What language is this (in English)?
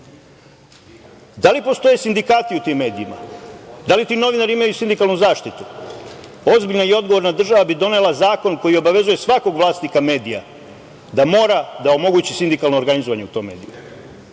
Serbian